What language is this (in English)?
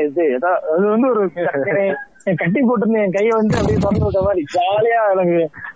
Tamil